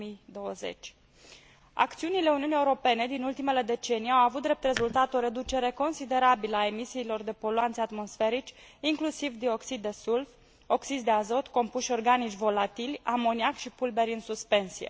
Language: Romanian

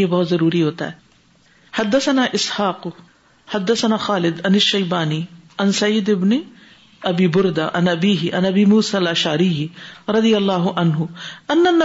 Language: Urdu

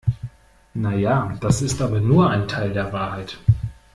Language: German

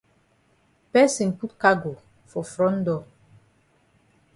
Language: Cameroon Pidgin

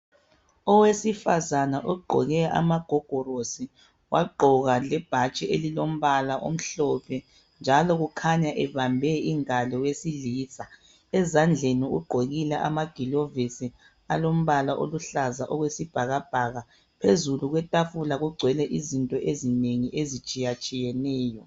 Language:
North Ndebele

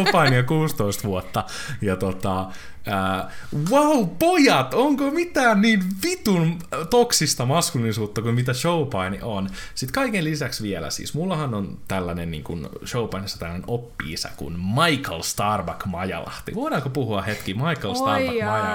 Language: Finnish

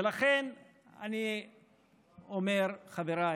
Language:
Hebrew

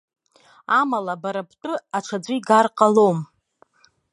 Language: Abkhazian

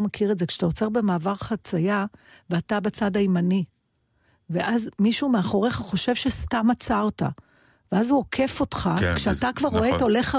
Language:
Hebrew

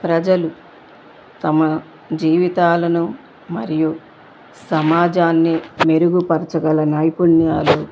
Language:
Telugu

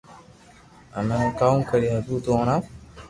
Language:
Loarki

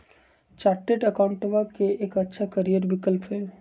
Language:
Magahi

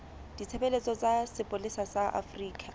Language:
Southern Sotho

